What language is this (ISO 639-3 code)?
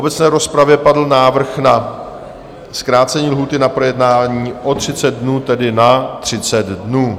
ces